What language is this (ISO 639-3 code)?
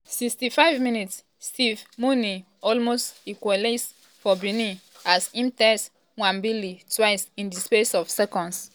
pcm